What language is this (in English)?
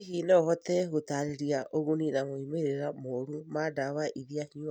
Kikuyu